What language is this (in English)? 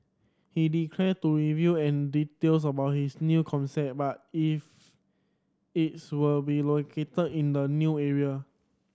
English